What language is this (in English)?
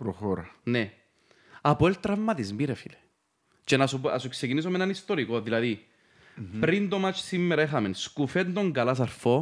Greek